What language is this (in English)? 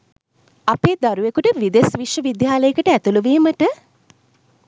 Sinhala